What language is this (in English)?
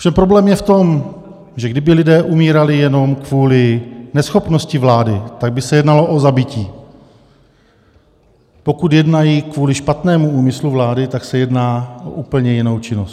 Czech